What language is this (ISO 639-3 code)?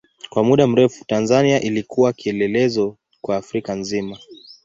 swa